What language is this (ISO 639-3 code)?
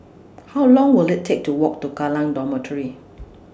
eng